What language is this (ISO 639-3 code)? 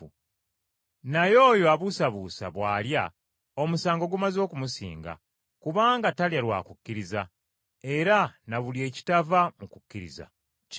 lug